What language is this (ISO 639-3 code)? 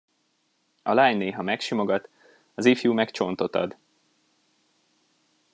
hun